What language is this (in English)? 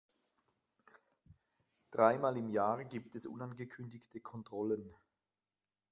German